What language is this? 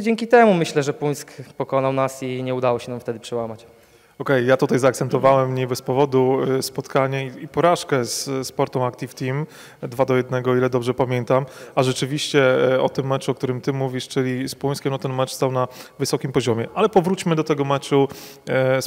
Polish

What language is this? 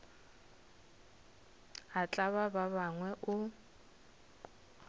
Northern Sotho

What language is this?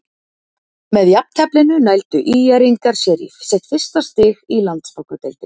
Icelandic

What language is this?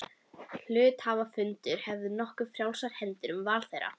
Icelandic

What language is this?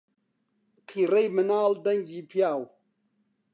Central Kurdish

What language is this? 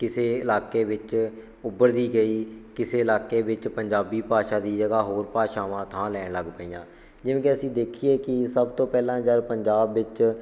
Punjabi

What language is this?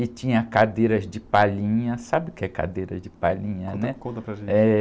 Portuguese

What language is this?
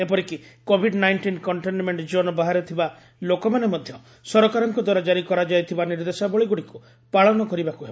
Odia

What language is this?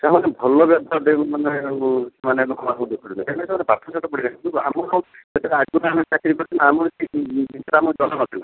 Odia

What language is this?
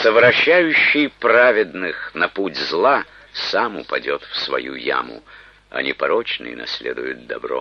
Russian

